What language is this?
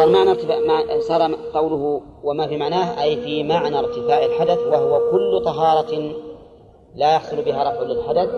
Arabic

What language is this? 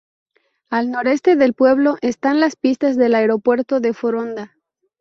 Spanish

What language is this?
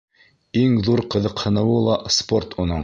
Bashkir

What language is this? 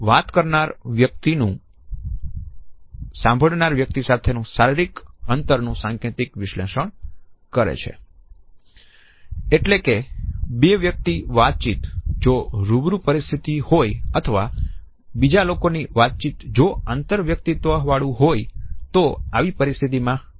Gujarati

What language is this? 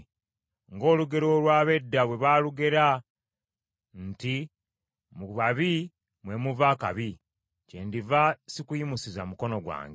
Ganda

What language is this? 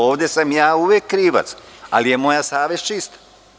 Serbian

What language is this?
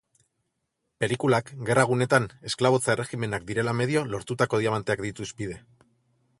Basque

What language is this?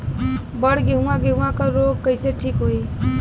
Bhojpuri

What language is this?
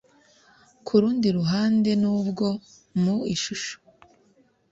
Kinyarwanda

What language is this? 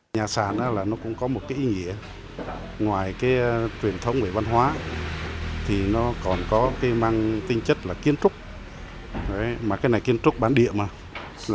Vietnamese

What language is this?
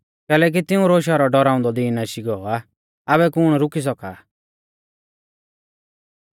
Mahasu Pahari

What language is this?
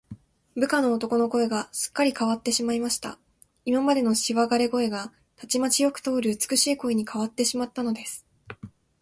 Japanese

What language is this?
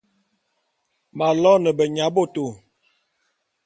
Bulu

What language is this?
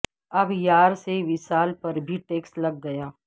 Urdu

